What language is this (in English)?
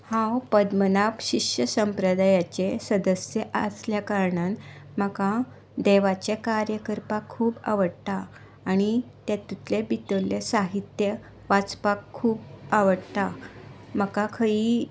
Konkani